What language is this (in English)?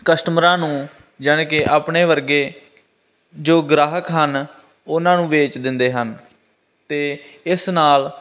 Punjabi